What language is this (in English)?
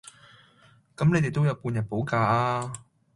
Cantonese